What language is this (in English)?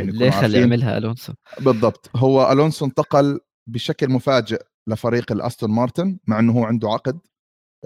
Arabic